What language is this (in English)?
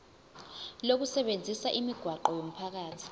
Zulu